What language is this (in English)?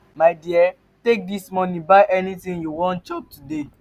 Nigerian Pidgin